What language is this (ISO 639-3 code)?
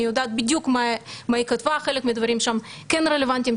heb